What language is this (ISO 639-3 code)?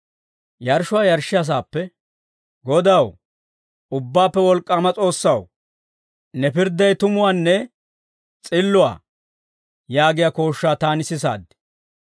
dwr